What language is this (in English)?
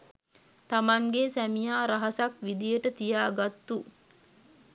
Sinhala